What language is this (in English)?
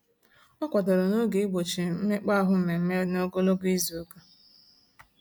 Igbo